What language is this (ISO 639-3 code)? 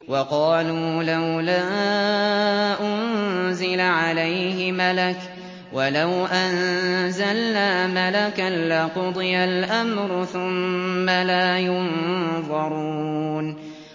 ara